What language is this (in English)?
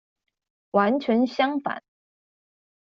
Chinese